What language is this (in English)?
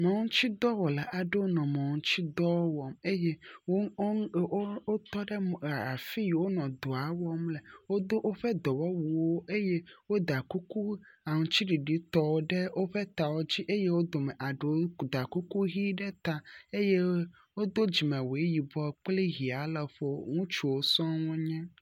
Ewe